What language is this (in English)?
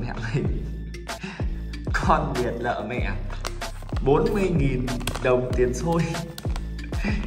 Vietnamese